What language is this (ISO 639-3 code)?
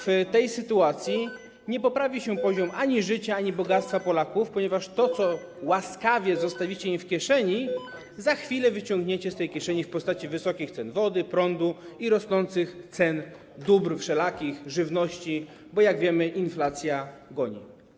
pol